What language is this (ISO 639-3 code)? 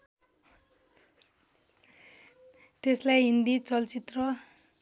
nep